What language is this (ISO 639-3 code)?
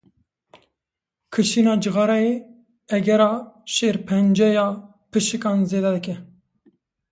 kur